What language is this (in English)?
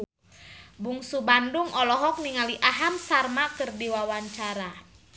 Sundanese